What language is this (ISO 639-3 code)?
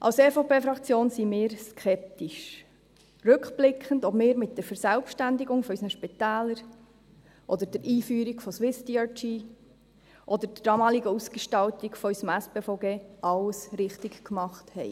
gsw